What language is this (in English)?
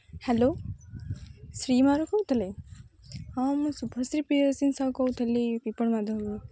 Odia